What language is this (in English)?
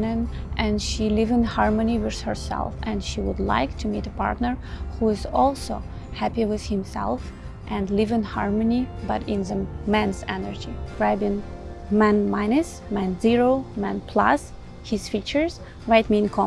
English